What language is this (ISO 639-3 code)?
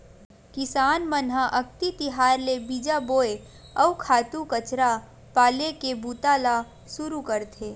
hne